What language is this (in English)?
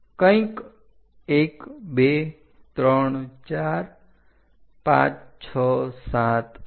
Gujarati